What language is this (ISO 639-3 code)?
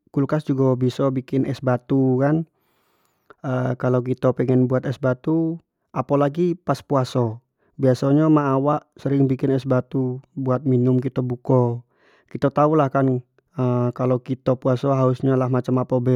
jax